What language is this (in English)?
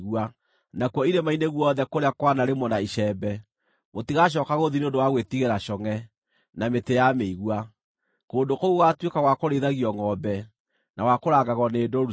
Kikuyu